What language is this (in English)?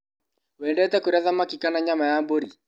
Kikuyu